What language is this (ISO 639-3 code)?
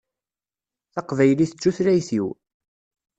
kab